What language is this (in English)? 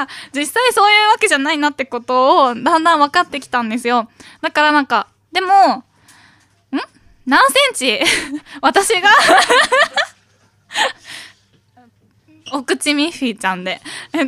Japanese